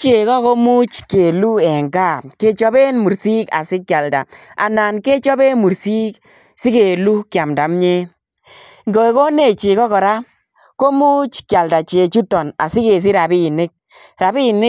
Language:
Kalenjin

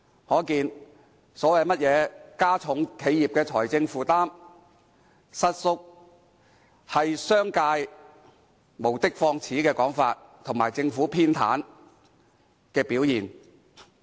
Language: Cantonese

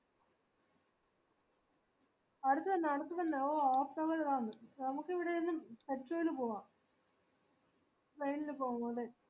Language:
Malayalam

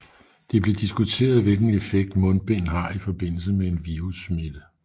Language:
Danish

